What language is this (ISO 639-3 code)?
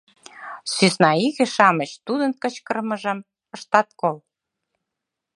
chm